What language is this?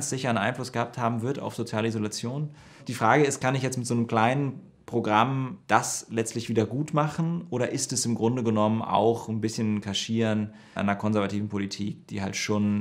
German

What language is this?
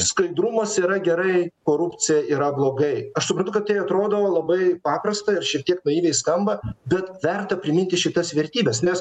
Lithuanian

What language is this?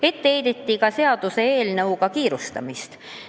Estonian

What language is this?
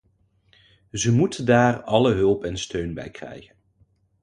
Dutch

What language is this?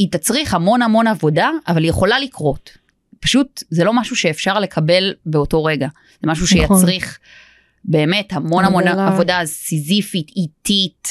Hebrew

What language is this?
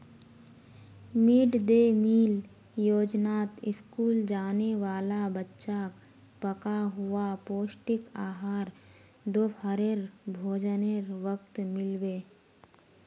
Magahi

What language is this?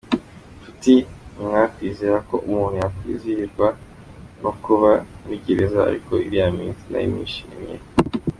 Kinyarwanda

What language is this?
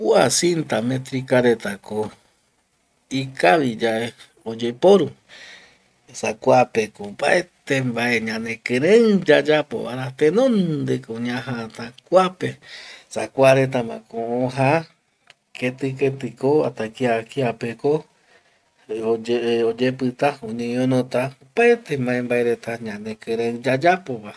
Eastern Bolivian Guaraní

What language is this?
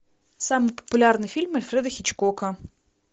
Russian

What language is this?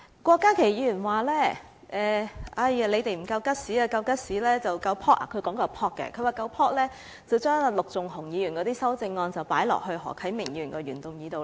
Cantonese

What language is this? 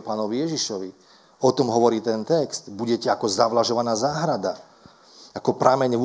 Slovak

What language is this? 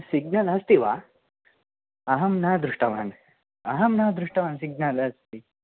Sanskrit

